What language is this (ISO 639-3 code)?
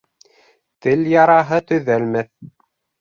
bak